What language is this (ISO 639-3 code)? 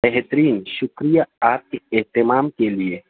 urd